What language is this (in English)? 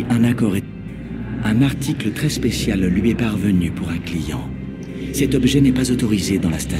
French